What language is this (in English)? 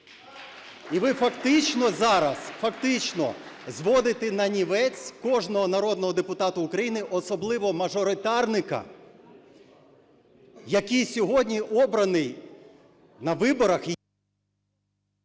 Ukrainian